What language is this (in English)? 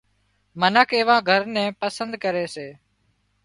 Wadiyara Koli